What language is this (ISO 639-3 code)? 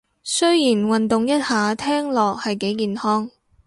yue